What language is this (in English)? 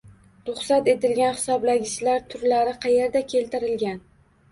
Uzbek